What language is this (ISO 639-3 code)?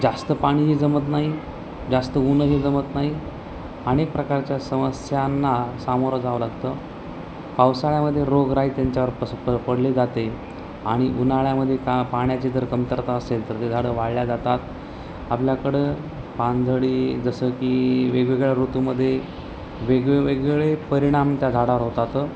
mar